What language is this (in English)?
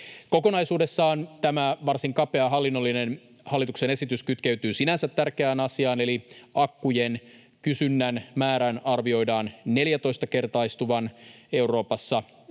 Finnish